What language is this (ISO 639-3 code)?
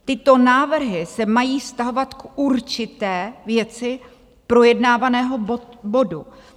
ces